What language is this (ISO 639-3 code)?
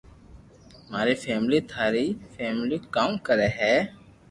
lrk